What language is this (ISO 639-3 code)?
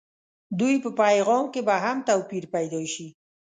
pus